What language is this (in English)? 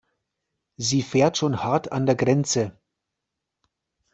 German